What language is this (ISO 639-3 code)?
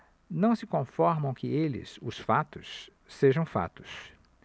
por